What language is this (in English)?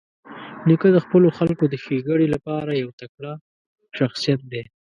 Pashto